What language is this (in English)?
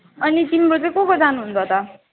Nepali